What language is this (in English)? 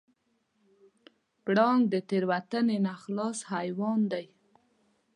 Pashto